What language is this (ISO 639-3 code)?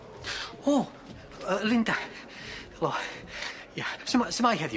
cym